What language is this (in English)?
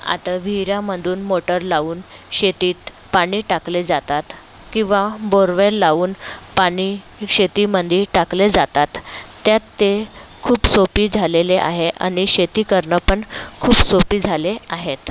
Marathi